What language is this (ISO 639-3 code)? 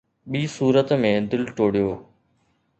snd